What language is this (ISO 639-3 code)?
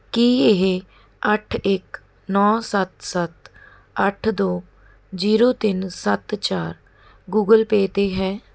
pan